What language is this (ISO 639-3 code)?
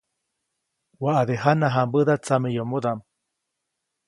zoc